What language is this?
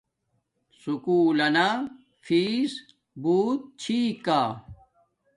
Domaaki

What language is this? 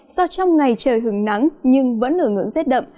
Vietnamese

